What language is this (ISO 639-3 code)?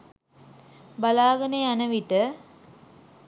sin